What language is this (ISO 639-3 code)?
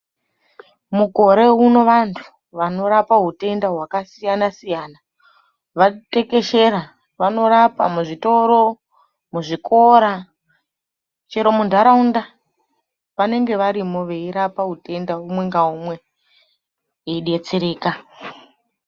ndc